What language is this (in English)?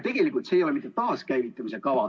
Estonian